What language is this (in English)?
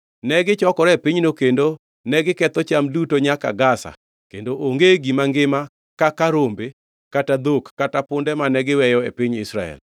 Luo (Kenya and Tanzania)